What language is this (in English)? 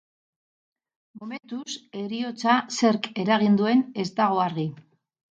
Basque